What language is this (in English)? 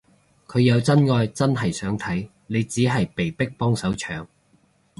Cantonese